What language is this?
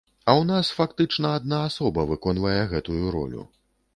Belarusian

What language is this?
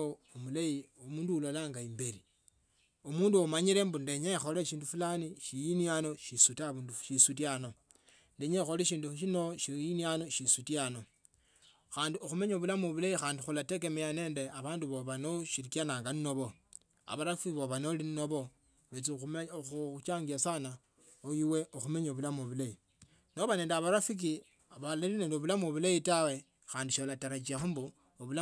Tsotso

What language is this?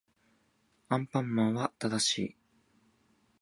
Japanese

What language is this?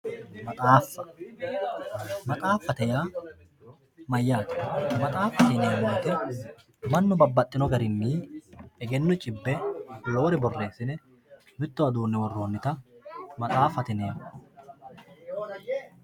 Sidamo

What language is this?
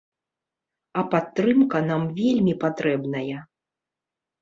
Belarusian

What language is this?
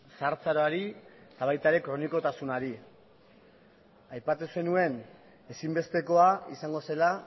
Basque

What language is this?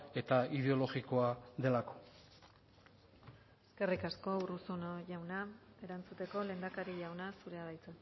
Basque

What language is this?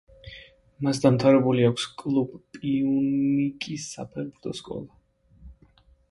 Georgian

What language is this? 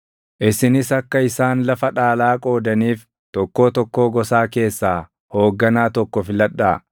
Oromo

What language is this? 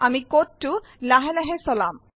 Assamese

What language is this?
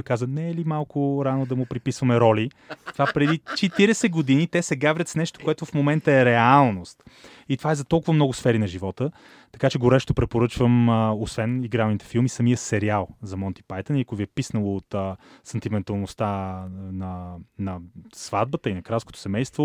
Bulgarian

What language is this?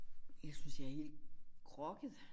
Danish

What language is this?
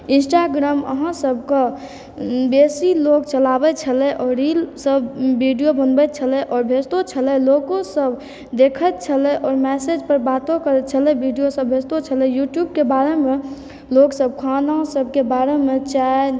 Maithili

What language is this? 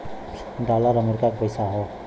Bhojpuri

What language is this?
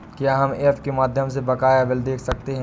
Hindi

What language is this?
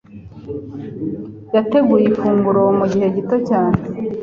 Kinyarwanda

